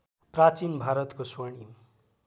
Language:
Nepali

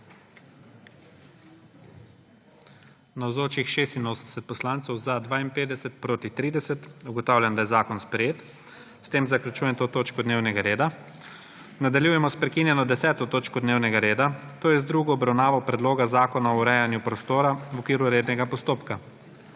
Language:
Slovenian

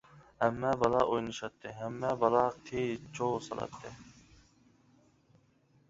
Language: Uyghur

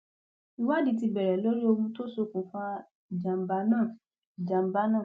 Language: Yoruba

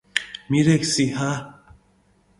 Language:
Mingrelian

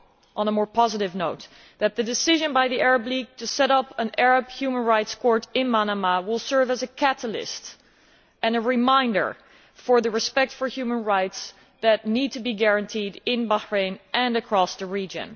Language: English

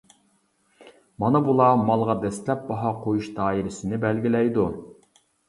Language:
Uyghur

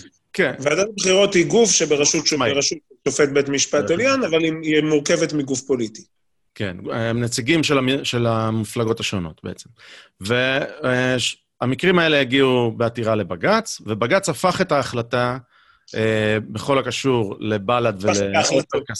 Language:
Hebrew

